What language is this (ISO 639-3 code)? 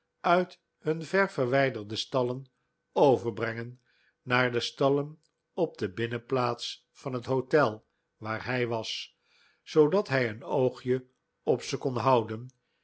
nld